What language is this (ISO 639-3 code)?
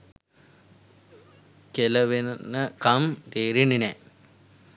sin